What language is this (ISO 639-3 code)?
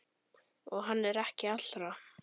isl